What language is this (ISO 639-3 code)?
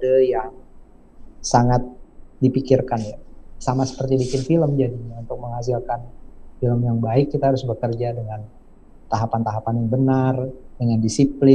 ind